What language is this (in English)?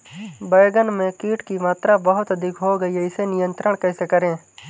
Hindi